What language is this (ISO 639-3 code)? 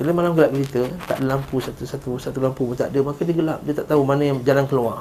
msa